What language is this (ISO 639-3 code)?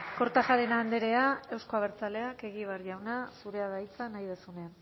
eus